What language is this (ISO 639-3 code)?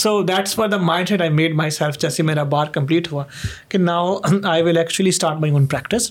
urd